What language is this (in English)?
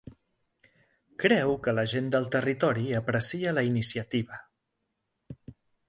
Catalan